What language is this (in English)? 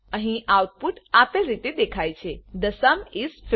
Gujarati